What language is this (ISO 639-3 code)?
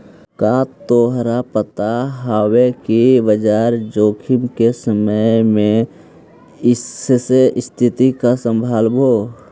mag